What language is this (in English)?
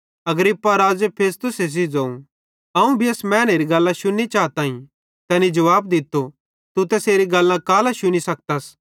Bhadrawahi